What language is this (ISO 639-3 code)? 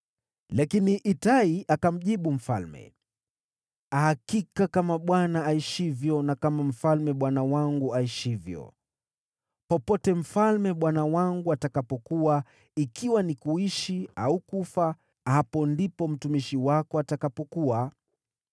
swa